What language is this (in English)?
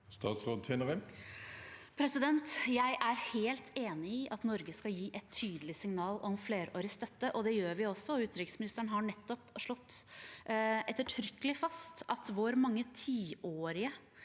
Norwegian